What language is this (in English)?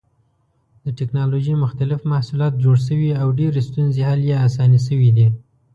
Pashto